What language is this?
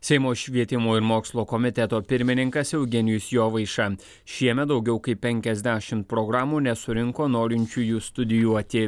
Lithuanian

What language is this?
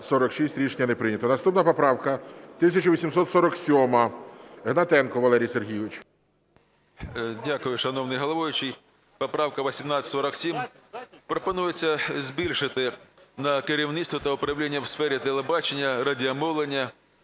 Ukrainian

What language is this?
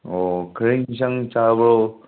Manipuri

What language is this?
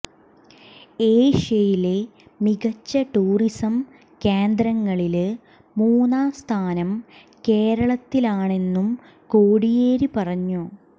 Malayalam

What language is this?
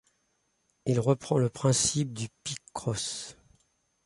French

